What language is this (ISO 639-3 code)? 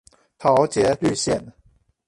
zho